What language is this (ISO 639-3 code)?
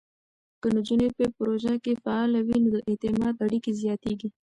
pus